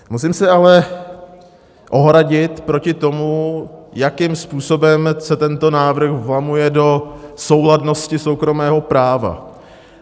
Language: Czech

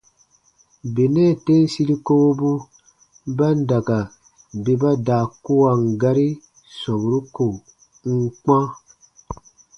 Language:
Baatonum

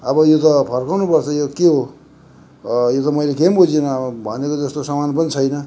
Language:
Nepali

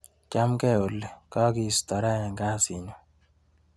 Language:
Kalenjin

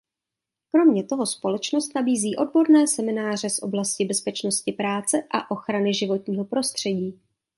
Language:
Czech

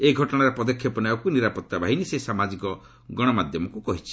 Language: Odia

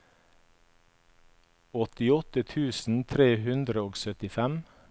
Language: Norwegian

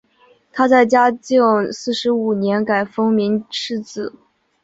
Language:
Chinese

